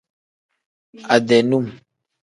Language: Tem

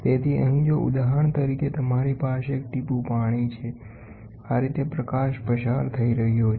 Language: Gujarati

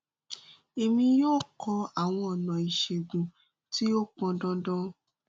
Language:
Yoruba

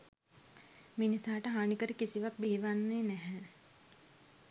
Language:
Sinhala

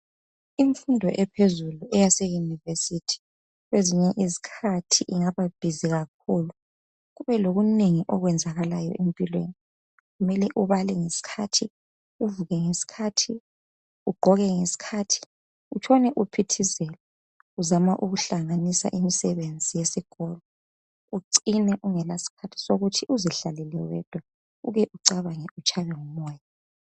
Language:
North Ndebele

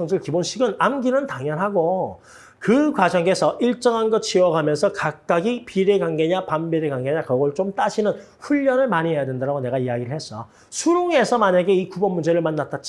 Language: Korean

